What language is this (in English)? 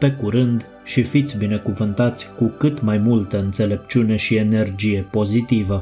Romanian